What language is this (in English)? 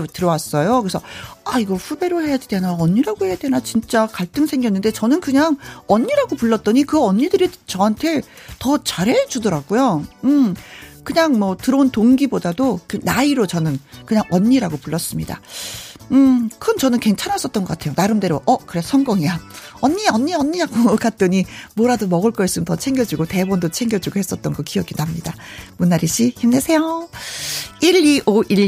Korean